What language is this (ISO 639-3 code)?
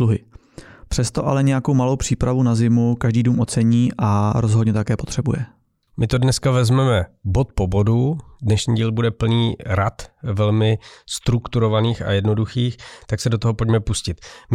ces